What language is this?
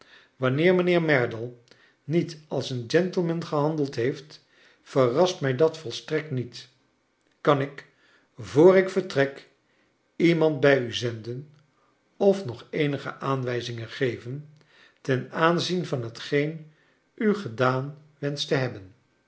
Dutch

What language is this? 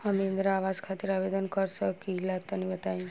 Bhojpuri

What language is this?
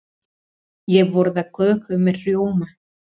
Icelandic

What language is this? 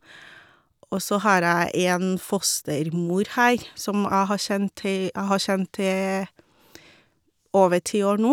Norwegian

